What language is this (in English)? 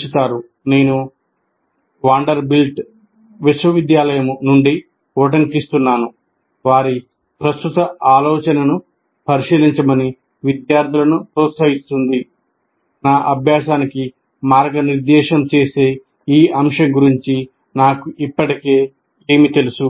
Telugu